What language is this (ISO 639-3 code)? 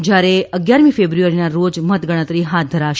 guj